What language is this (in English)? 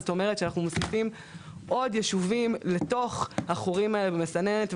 Hebrew